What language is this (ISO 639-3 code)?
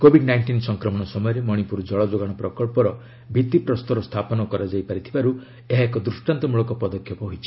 ori